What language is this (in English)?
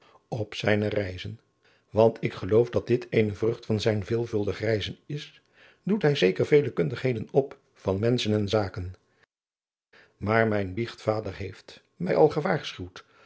Dutch